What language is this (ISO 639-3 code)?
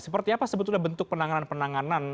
ind